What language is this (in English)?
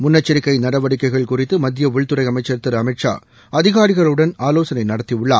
Tamil